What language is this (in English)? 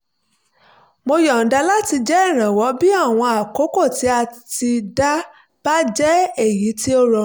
Yoruba